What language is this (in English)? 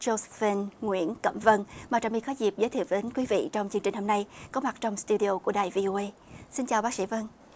Vietnamese